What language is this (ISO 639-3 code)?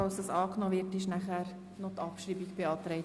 gsw